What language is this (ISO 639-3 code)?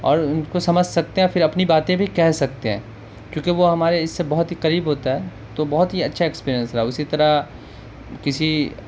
urd